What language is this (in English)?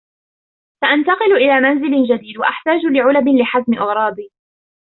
Arabic